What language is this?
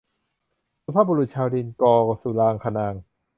Thai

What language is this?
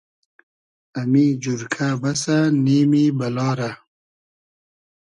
Hazaragi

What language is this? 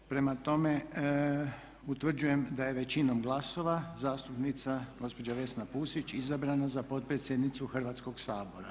Croatian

